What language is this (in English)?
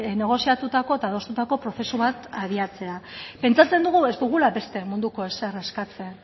Basque